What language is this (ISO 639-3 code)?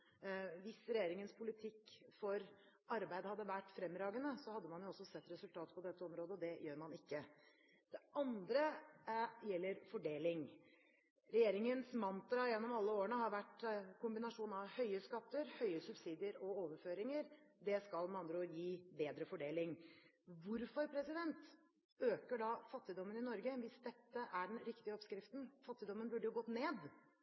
nob